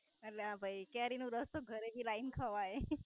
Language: Gujarati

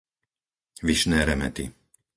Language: Slovak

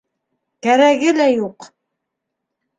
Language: Bashkir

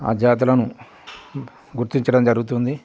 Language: Telugu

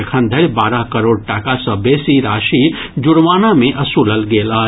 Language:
Maithili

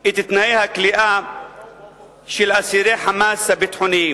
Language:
Hebrew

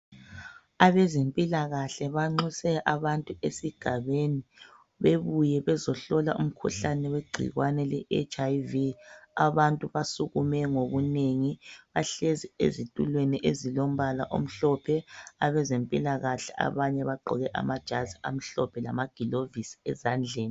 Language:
North Ndebele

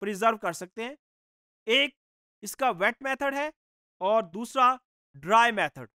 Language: Hindi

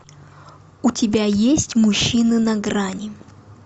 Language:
Russian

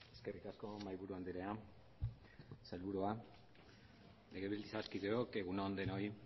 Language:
Basque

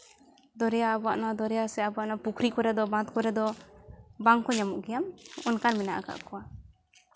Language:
Santali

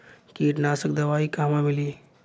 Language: Bhojpuri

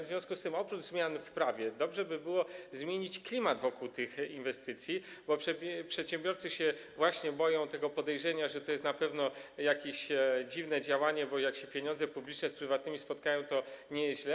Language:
Polish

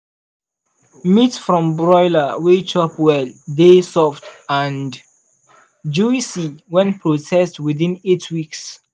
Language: Nigerian Pidgin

